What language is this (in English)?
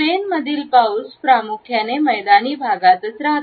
Marathi